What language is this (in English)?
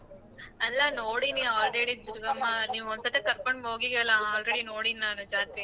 Kannada